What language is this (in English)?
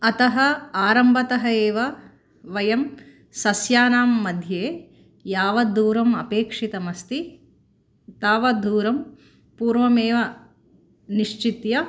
Sanskrit